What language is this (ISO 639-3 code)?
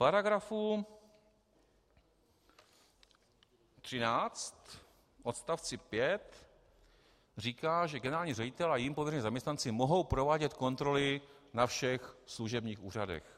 ces